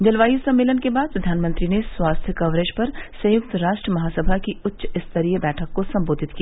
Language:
Hindi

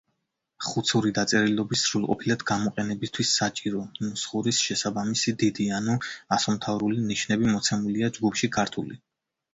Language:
Georgian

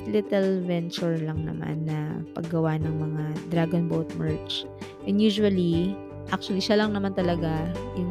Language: Filipino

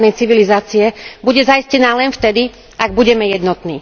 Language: Slovak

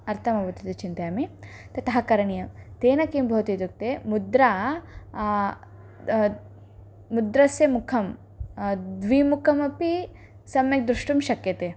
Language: Sanskrit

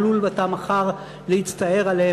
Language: Hebrew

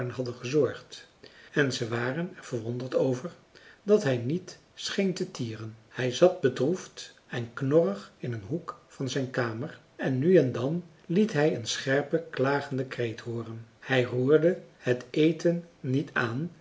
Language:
Dutch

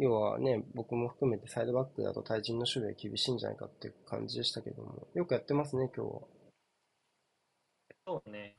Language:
Japanese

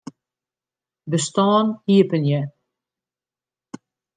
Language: Western Frisian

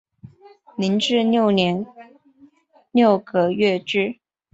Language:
Chinese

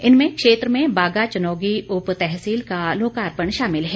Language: Hindi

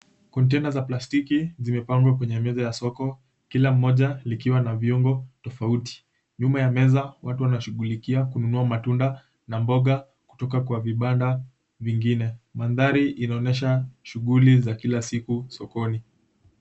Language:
Swahili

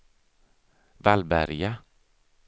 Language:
Swedish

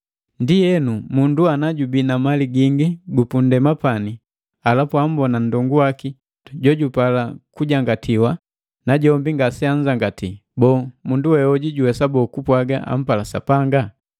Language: Matengo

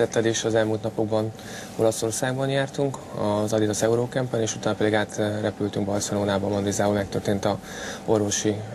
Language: Hungarian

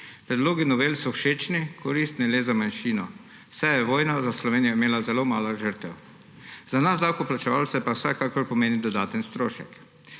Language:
Slovenian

